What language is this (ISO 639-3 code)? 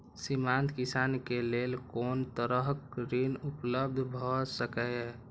mai